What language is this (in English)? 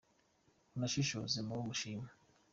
Kinyarwanda